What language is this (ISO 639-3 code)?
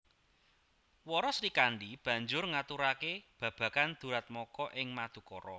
jav